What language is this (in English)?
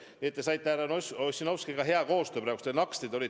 Estonian